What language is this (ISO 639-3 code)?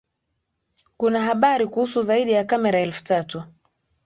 swa